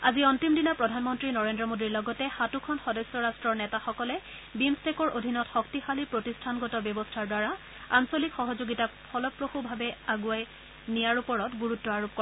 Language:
Assamese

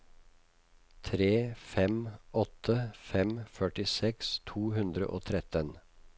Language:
Norwegian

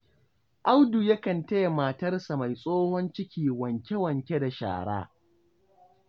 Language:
Hausa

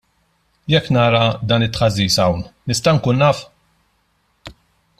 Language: Maltese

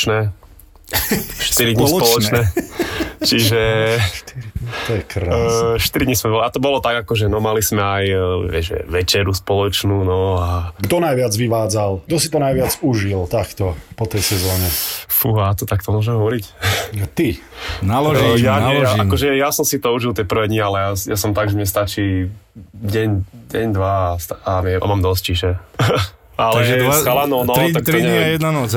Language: Slovak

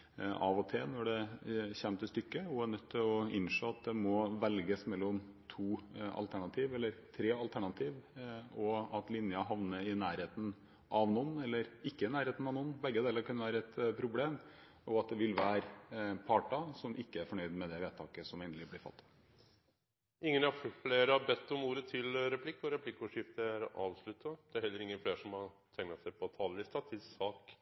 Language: Norwegian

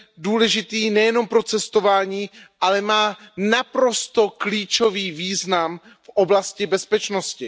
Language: Czech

